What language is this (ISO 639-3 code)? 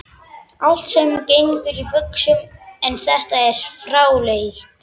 isl